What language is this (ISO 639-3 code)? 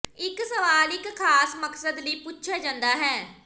pan